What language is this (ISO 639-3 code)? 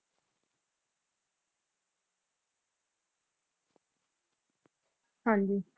pan